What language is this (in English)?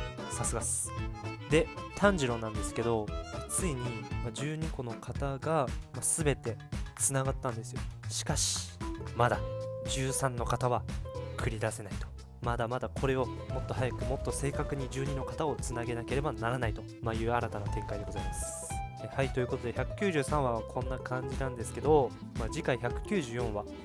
Japanese